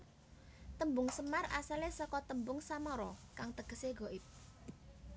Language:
Javanese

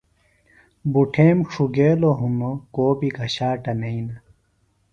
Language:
Phalura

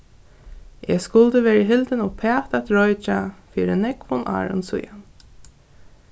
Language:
Faroese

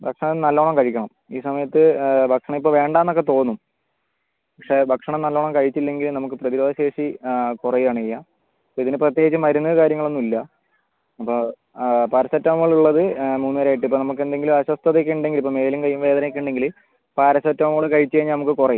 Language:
Malayalam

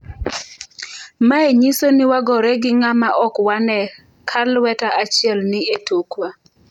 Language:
Luo (Kenya and Tanzania)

